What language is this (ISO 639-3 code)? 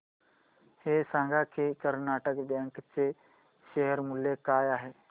mar